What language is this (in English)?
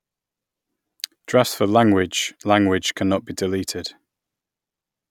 English